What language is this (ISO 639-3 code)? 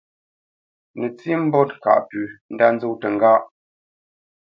bce